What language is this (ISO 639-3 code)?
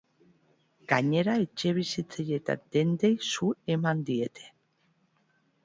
eus